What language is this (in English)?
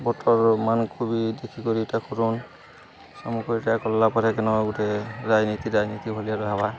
Odia